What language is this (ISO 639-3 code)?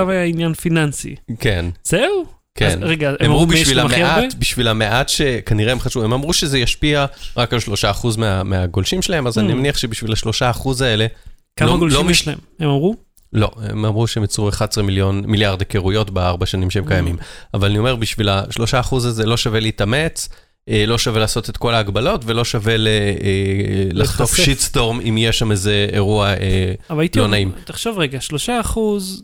heb